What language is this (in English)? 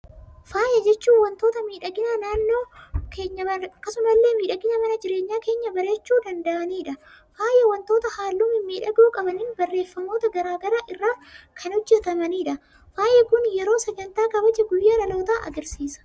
Oromo